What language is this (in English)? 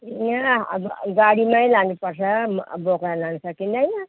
Nepali